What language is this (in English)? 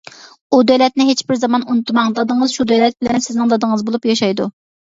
Uyghur